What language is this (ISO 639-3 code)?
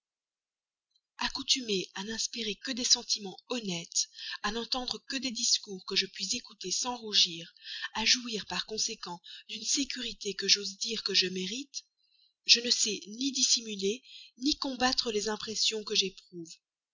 fra